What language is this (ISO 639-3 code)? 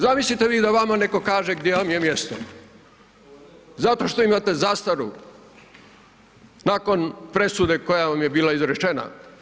hrv